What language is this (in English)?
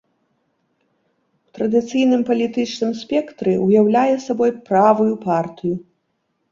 Belarusian